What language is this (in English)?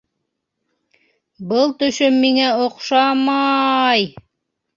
Bashkir